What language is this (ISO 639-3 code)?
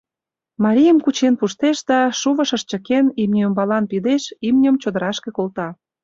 chm